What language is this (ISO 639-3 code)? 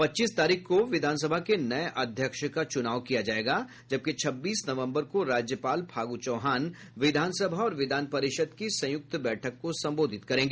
hin